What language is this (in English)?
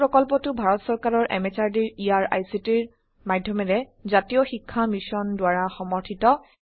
Assamese